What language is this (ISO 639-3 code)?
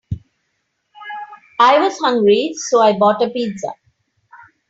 eng